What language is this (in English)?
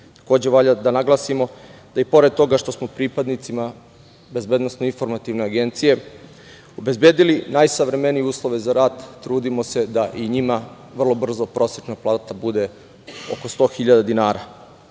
Serbian